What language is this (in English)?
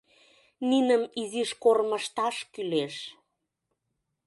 Mari